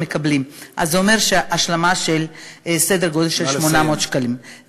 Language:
Hebrew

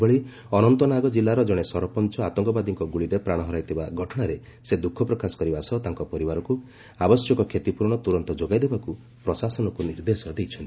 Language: Odia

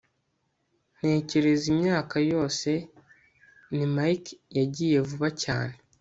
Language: Kinyarwanda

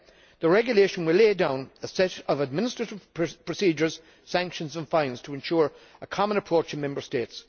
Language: English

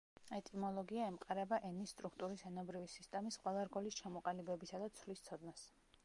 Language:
Georgian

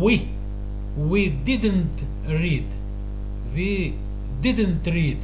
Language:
Russian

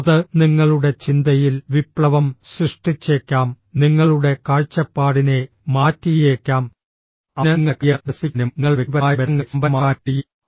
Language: Malayalam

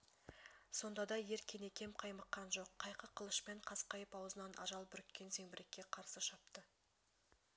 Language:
Kazakh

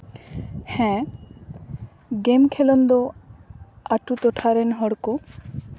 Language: Santali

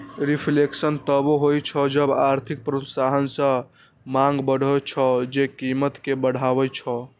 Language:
Maithili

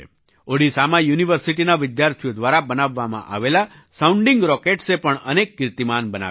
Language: Gujarati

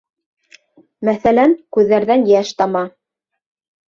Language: Bashkir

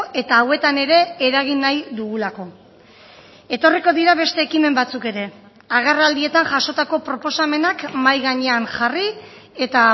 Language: Basque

